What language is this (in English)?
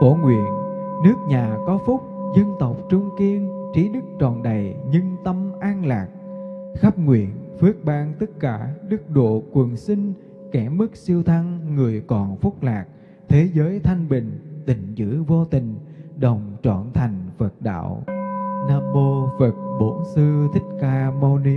Vietnamese